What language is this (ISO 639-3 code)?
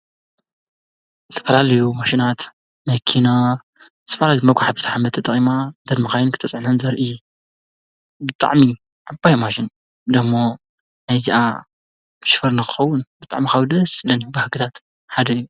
tir